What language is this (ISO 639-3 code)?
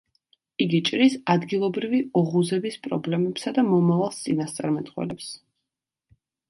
kat